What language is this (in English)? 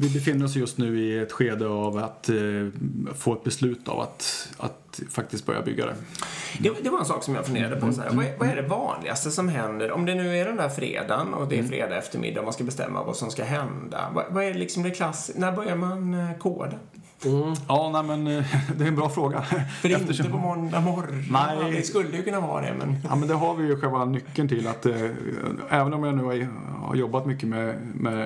Swedish